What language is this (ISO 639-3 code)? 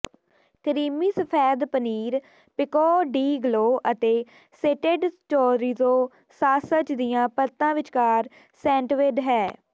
pan